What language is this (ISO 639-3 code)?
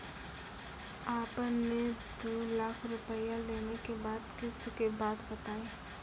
mai